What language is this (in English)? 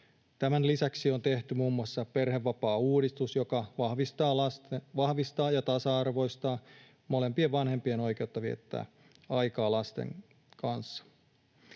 Finnish